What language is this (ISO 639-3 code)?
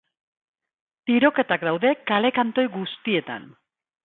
eus